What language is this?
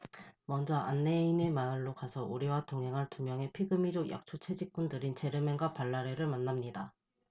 Korean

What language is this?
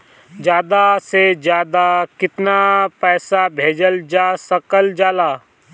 Bhojpuri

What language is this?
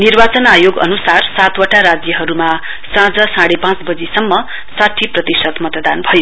Nepali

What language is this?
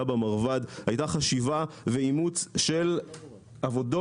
Hebrew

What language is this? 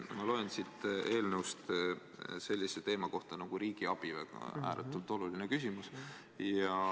Estonian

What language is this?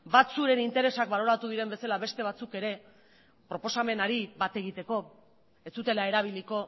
Basque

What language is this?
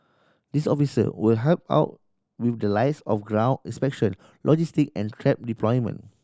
English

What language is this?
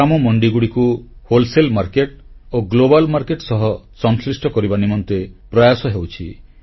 Odia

